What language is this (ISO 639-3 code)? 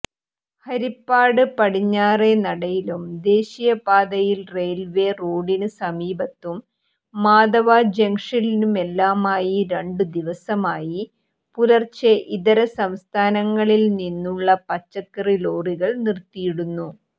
mal